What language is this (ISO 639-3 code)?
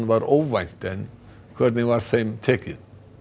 isl